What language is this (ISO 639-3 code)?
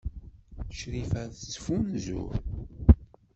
kab